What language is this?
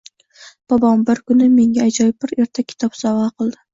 Uzbek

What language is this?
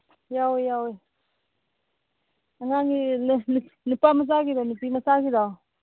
Manipuri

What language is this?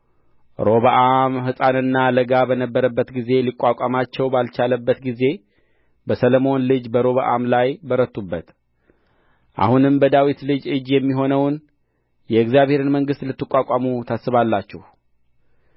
Amharic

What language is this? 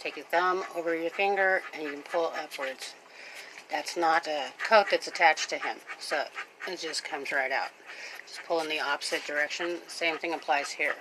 English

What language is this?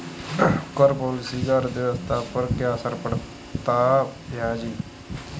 Hindi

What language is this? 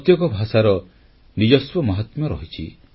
Odia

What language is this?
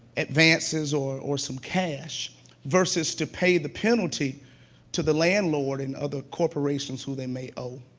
English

